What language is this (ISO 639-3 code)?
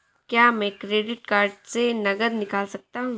hin